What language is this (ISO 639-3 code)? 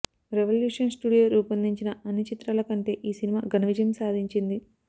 tel